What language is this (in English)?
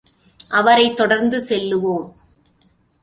Tamil